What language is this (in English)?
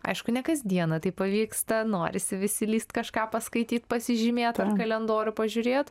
Lithuanian